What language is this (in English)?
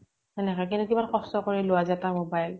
Assamese